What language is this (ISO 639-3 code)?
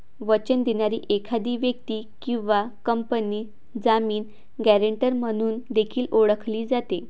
mar